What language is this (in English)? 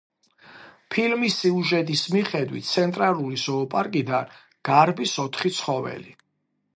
Georgian